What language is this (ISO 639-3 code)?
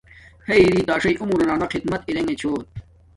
dmk